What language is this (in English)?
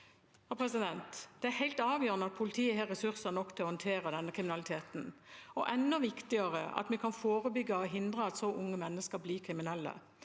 Norwegian